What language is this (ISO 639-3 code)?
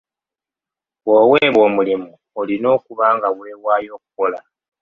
lug